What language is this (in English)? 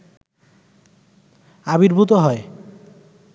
Bangla